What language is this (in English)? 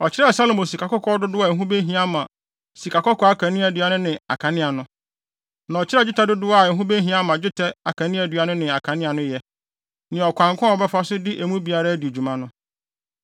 Akan